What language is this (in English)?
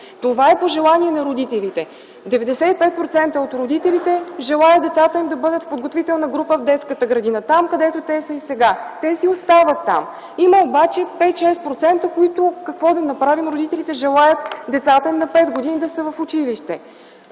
Bulgarian